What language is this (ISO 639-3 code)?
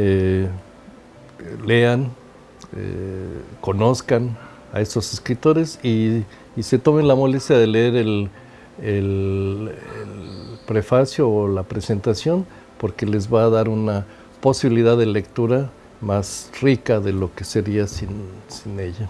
spa